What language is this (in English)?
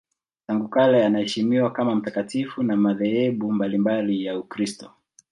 Swahili